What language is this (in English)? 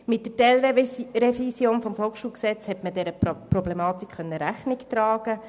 Swiss German